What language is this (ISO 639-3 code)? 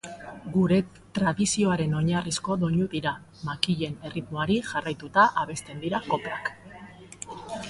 eus